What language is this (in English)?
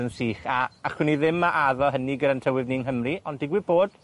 Welsh